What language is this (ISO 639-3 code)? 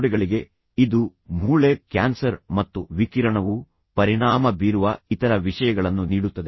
kan